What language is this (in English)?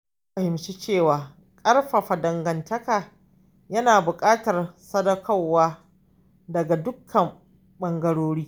Hausa